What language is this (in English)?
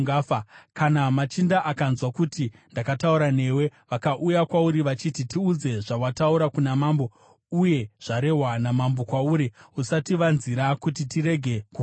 Shona